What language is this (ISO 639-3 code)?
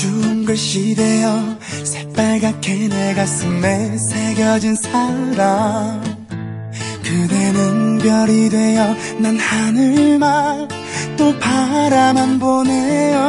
tha